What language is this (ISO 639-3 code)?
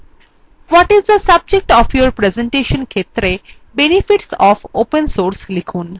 ben